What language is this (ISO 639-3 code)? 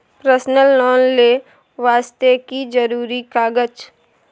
mai